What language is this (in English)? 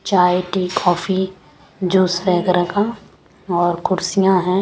Hindi